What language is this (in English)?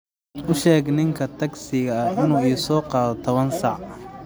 Somali